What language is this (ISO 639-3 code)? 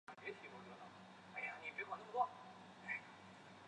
zho